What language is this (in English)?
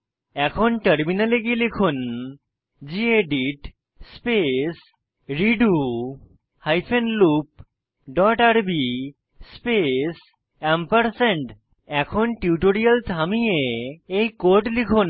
Bangla